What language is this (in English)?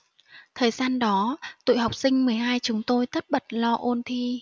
Vietnamese